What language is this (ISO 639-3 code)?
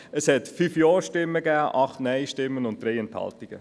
gsw